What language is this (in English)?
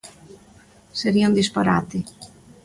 Galician